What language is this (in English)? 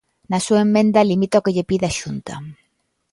Galician